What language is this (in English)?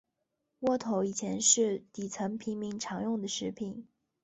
Chinese